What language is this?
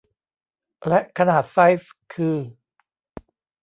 Thai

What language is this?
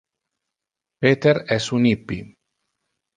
Interlingua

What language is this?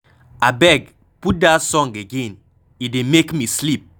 Nigerian Pidgin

